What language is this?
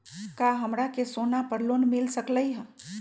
Magahi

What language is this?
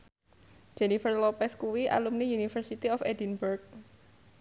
Javanese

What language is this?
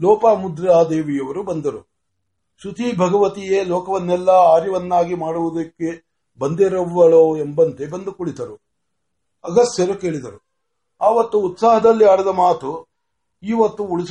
Marathi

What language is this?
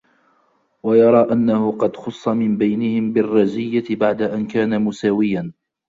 Arabic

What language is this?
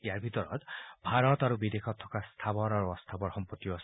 Assamese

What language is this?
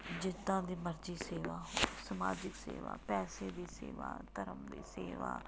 Punjabi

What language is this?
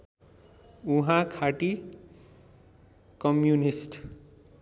Nepali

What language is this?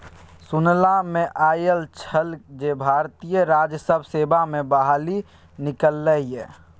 Maithili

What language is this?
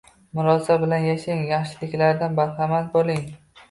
Uzbek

